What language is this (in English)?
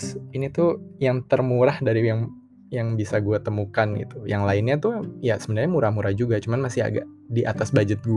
Indonesian